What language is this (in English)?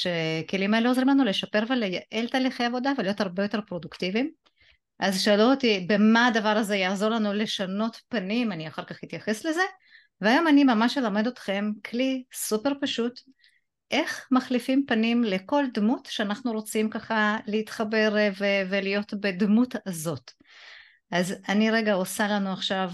Hebrew